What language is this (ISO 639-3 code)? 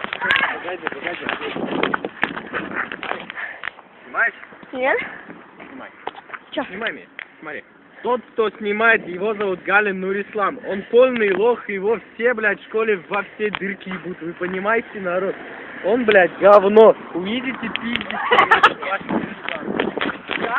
rus